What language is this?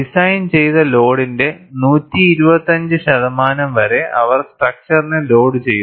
Malayalam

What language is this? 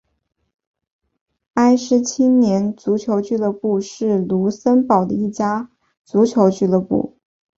Chinese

